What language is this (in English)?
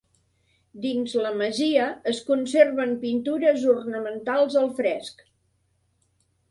Catalan